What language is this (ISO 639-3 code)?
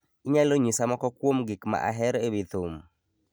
luo